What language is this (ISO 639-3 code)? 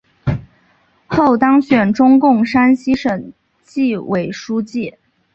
zho